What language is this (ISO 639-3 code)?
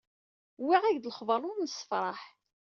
kab